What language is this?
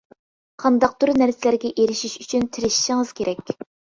Uyghur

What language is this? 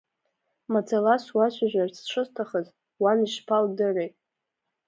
Abkhazian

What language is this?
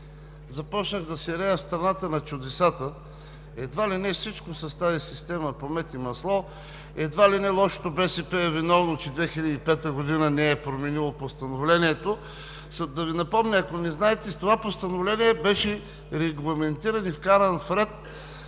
Bulgarian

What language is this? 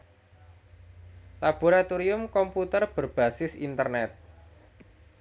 Javanese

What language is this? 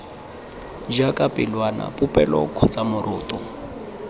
Tswana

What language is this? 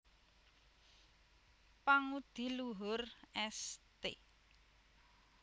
Javanese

